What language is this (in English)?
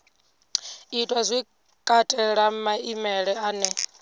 Venda